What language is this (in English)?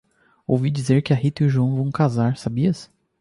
Portuguese